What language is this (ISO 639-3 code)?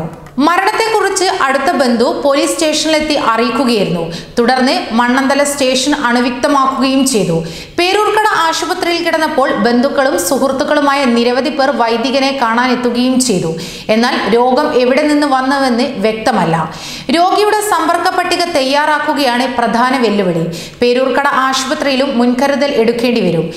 tur